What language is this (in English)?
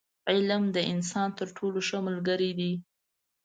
Pashto